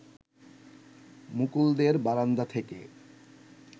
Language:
Bangla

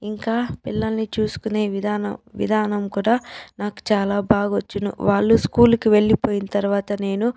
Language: Telugu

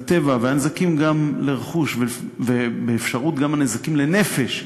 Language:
Hebrew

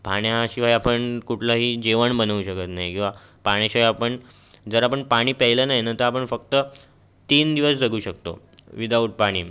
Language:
Marathi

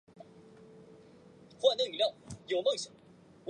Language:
Chinese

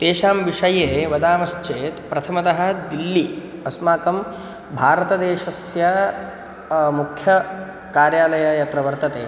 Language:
Sanskrit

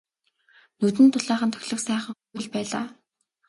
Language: Mongolian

